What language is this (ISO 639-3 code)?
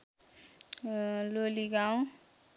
nep